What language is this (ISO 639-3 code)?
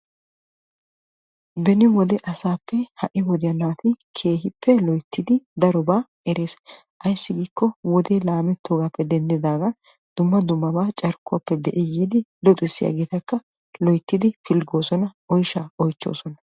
wal